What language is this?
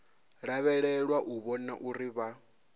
Venda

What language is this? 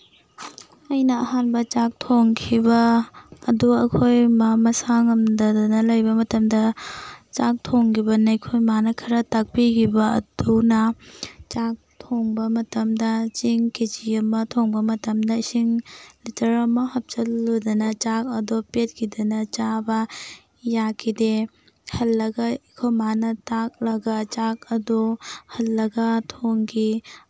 Manipuri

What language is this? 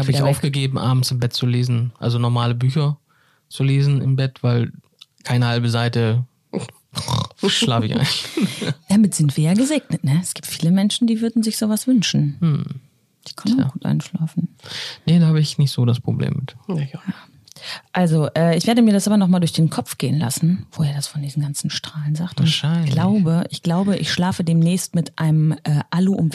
German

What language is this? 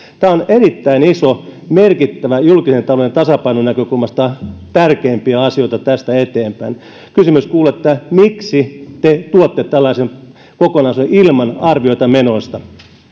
Finnish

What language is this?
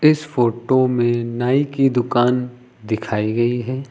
Hindi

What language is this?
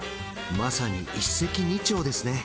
Japanese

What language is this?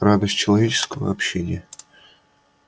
Russian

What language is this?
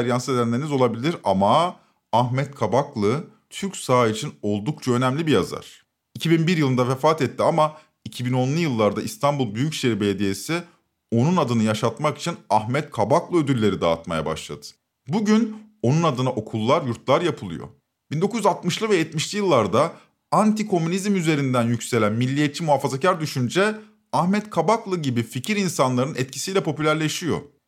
Turkish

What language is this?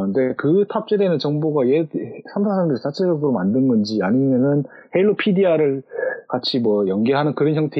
Korean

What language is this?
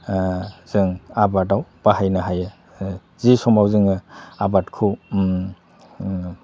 Bodo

